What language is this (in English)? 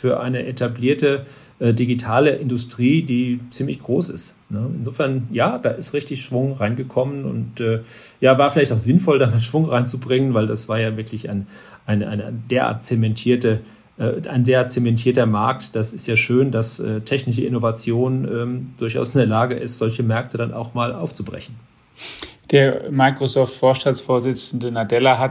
German